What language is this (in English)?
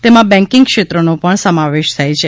Gujarati